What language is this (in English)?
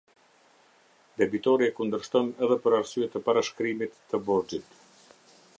Albanian